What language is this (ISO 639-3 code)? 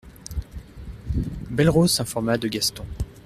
fra